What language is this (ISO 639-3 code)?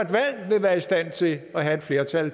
dan